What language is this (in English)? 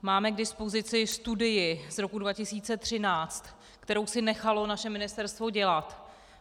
Czech